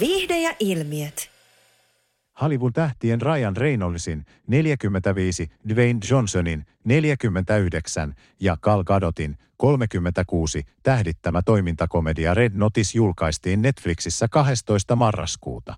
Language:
Finnish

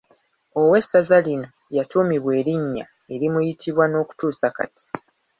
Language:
Ganda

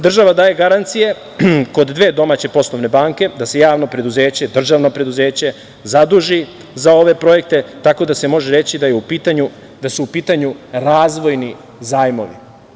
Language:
Serbian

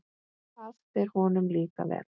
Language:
Icelandic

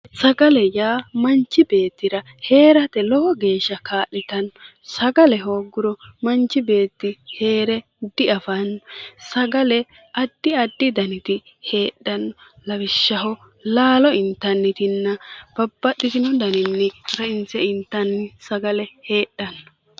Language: Sidamo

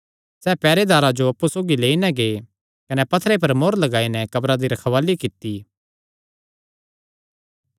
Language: Kangri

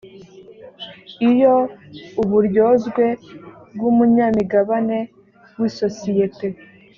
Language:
Kinyarwanda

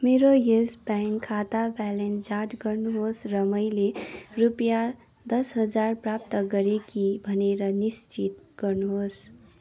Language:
Nepali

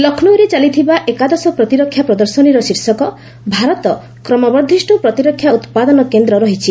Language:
Odia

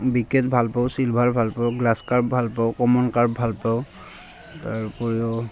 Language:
Assamese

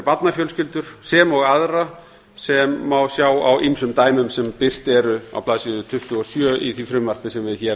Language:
Icelandic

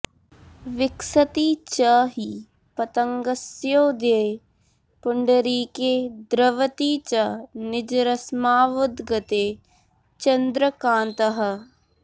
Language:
Sanskrit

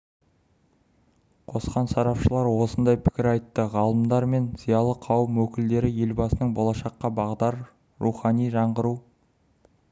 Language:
Kazakh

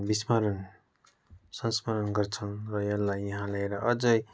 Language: Nepali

